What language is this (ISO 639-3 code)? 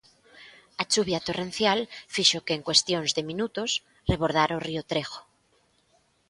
glg